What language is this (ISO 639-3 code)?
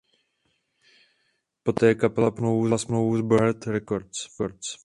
ces